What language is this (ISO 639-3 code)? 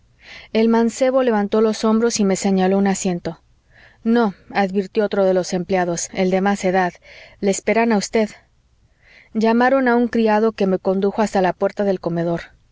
spa